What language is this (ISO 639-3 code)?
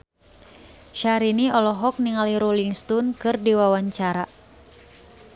sun